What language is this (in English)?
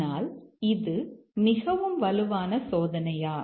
Tamil